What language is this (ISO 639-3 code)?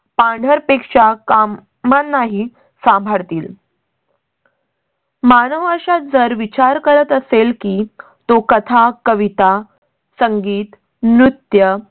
mar